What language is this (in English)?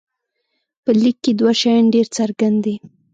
Pashto